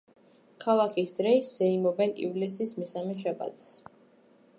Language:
Georgian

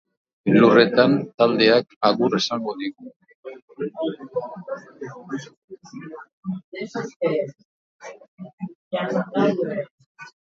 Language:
Basque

